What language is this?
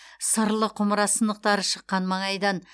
Kazakh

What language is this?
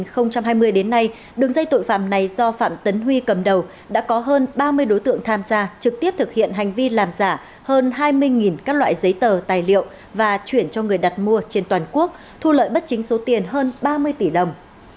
Vietnamese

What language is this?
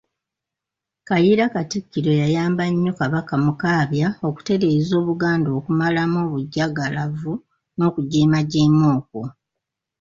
Ganda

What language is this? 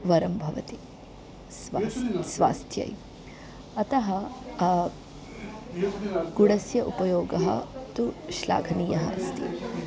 Sanskrit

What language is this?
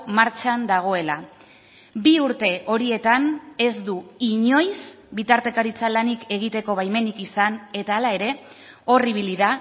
Basque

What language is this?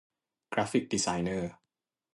Thai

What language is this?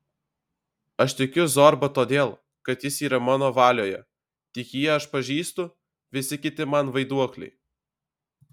Lithuanian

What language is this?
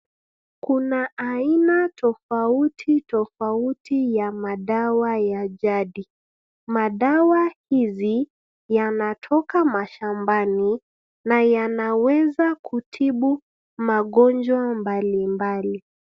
Swahili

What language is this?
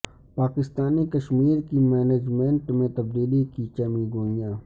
Urdu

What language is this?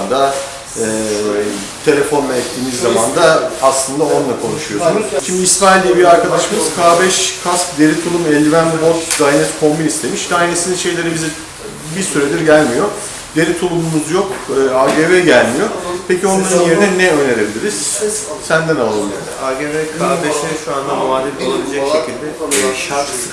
Turkish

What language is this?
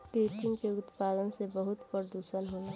Bhojpuri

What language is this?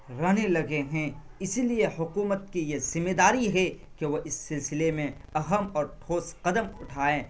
Urdu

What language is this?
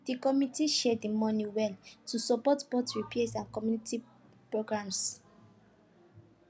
Nigerian Pidgin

